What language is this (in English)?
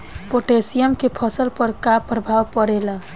Bhojpuri